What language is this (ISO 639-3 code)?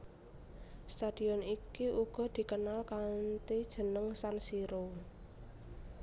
jav